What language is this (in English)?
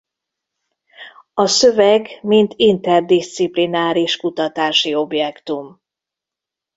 Hungarian